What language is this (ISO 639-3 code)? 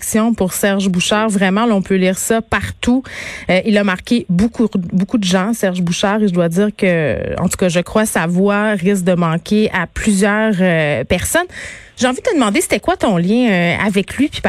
fra